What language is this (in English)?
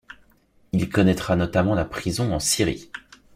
French